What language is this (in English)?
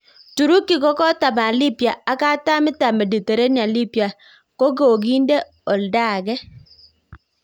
Kalenjin